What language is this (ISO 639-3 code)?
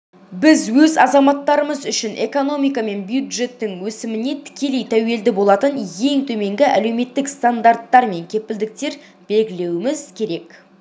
kaz